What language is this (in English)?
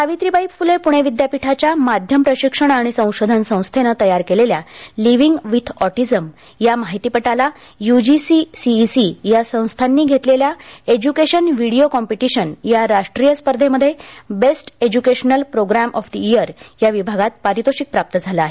Marathi